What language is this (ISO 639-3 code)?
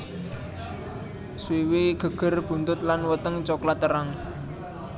jav